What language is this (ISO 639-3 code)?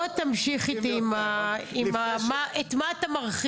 heb